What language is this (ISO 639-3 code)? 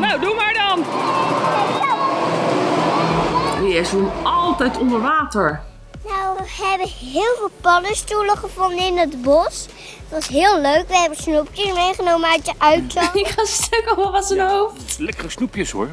nld